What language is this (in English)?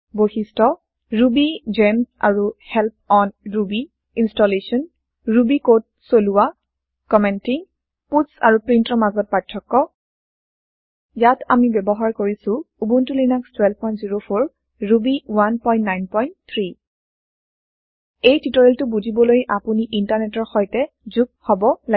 Assamese